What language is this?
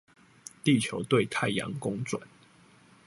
Chinese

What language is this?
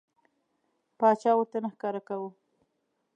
Pashto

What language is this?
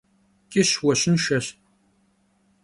Kabardian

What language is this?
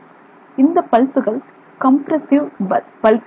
Tamil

